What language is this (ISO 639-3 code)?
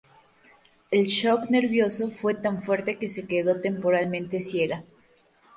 spa